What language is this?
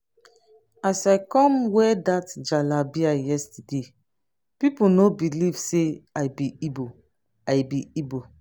Nigerian Pidgin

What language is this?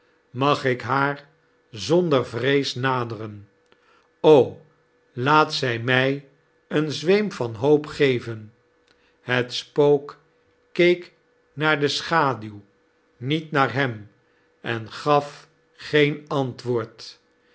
Dutch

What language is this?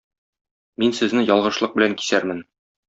Tatar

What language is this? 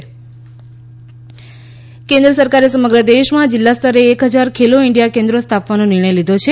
Gujarati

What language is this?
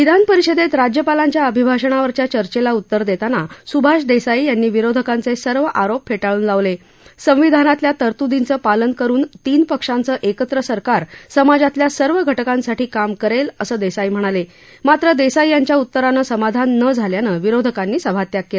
Marathi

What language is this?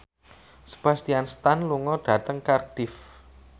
Javanese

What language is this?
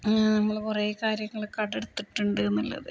Malayalam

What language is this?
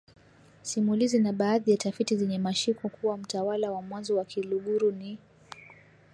Swahili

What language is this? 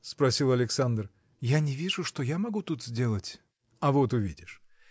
Russian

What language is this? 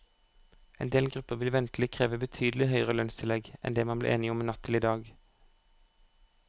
Norwegian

